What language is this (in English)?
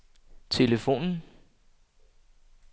Danish